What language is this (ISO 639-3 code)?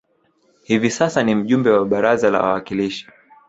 swa